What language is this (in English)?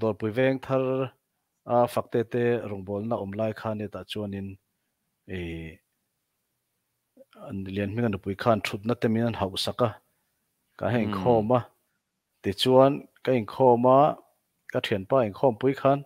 Thai